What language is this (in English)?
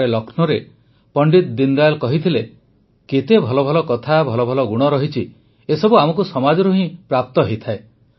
Odia